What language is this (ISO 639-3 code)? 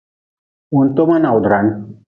nmz